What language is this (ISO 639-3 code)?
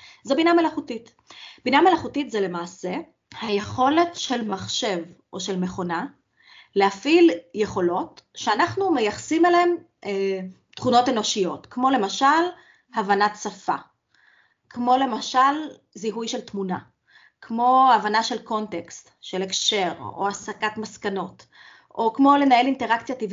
heb